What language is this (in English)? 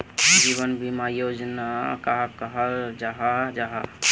Magahi